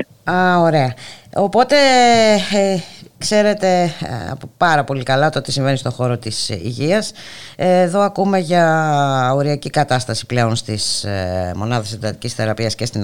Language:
Greek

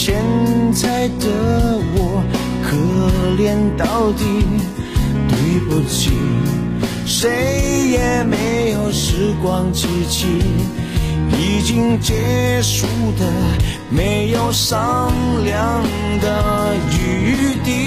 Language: Chinese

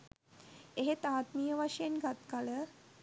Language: Sinhala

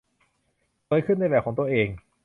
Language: Thai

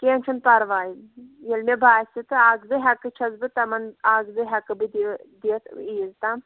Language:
Kashmiri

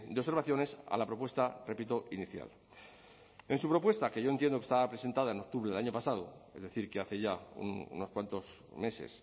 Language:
Spanish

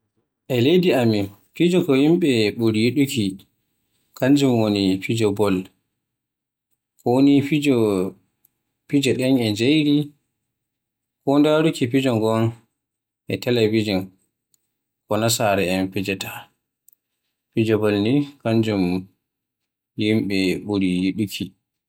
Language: Western Niger Fulfulde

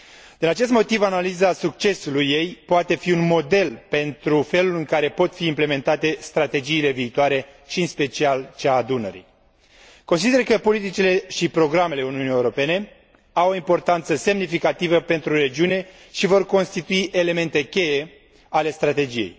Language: Romanian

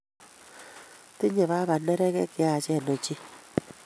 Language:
Kalenjin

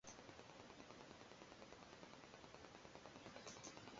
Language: Hungarian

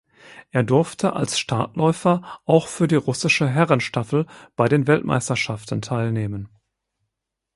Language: German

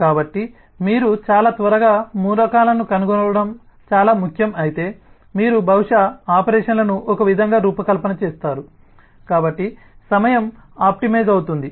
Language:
Telugu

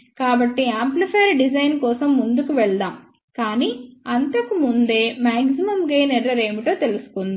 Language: Telugu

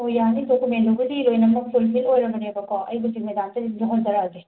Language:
Manipuri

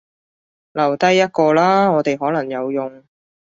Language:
Cantonese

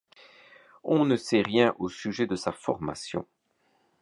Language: French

